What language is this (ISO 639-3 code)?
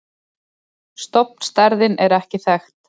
isl